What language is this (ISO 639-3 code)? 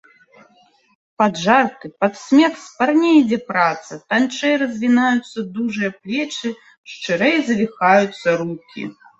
bel